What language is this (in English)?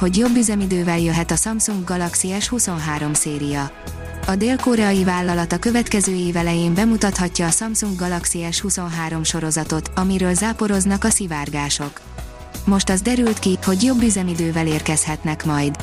Hungarian